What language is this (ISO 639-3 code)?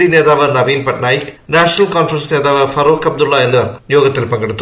mal